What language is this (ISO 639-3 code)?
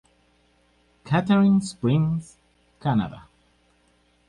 spa